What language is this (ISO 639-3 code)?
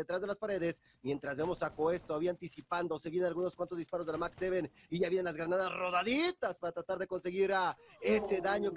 spa